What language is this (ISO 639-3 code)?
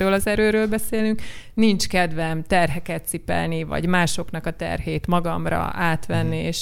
hun